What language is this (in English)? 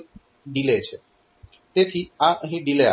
Gujarati